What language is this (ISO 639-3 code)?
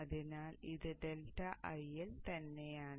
mal